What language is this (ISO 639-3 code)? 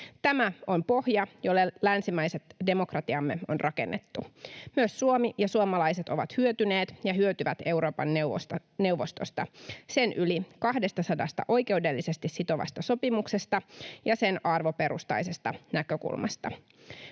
fin